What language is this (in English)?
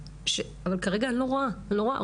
Hebrew